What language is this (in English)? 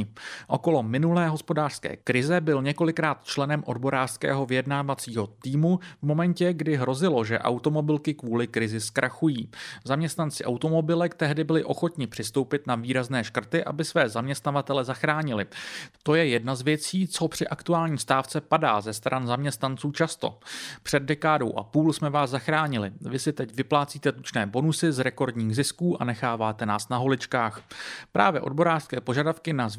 Czech